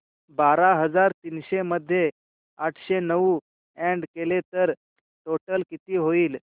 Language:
Marathi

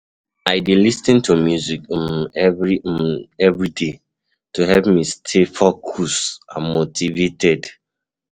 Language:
Nigerian Pidgin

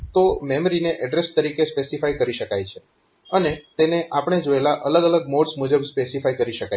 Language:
Gujarati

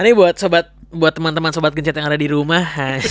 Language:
Indonesian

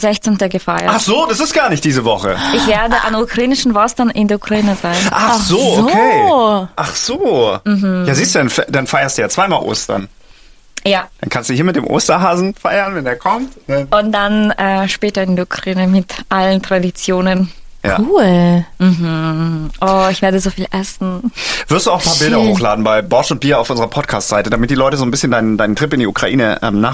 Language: German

